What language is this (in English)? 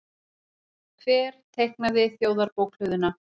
Icelandic